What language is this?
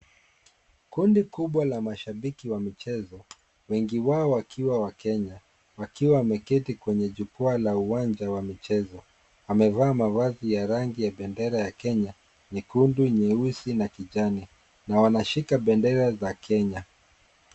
Swahili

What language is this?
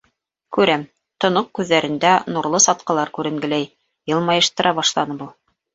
Bashkir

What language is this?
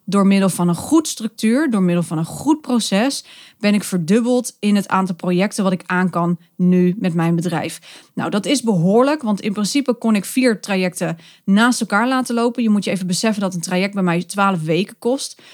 Dutch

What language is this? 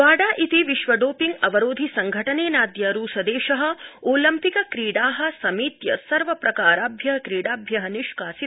Sanskrit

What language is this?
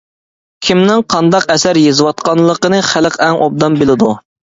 Uyghur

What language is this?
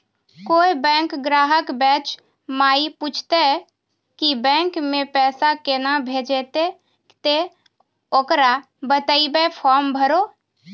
Maithili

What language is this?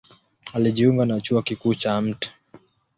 Swahili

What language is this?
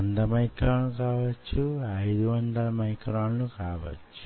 Telugu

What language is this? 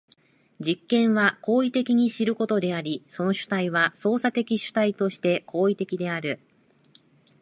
Japanese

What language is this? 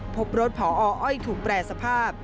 Thai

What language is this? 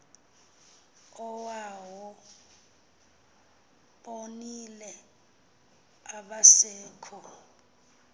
Xhosa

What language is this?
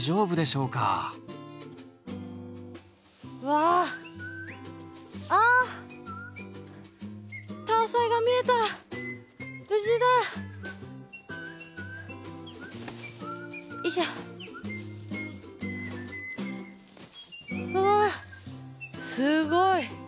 Japanese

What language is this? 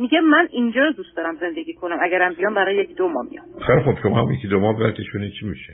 Persian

